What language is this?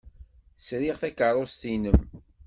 Kabyle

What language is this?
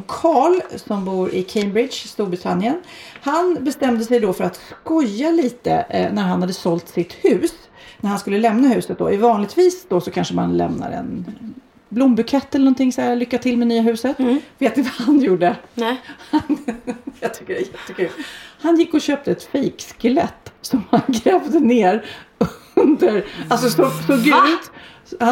Swedish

